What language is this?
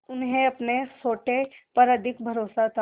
Hindi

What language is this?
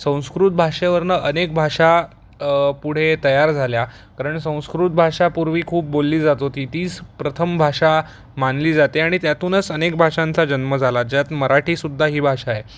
Marathi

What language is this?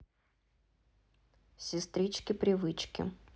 Russian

